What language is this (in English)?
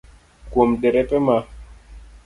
Luo (Kenya and Tanzania)